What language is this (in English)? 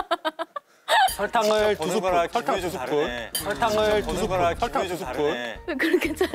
Korean